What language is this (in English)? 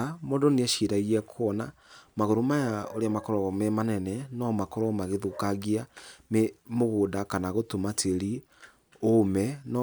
Kikuyu